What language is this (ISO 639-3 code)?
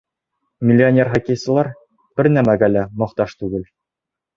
bak